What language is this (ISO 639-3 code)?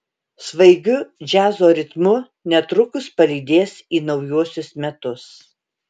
lit